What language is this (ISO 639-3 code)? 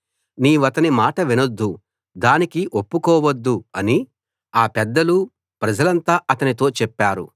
tel